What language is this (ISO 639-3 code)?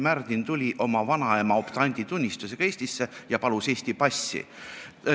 est